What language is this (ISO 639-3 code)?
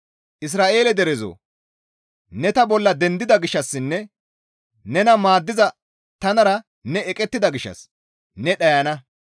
gmv